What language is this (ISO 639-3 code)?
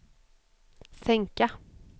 swe